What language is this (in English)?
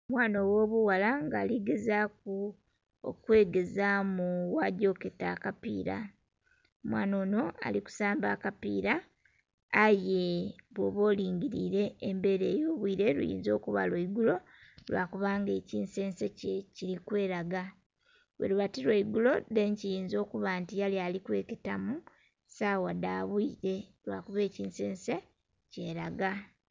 Soga